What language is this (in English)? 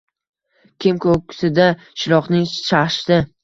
Uzbek